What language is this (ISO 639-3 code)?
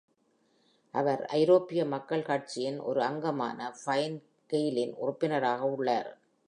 tam